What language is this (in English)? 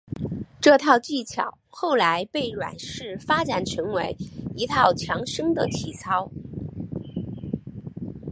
Chinese